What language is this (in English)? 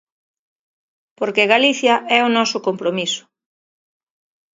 Galician